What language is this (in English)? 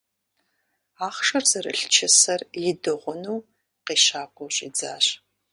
Kabardian